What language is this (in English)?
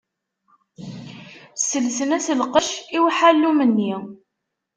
Kabyle